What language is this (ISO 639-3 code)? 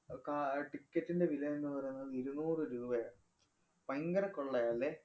mal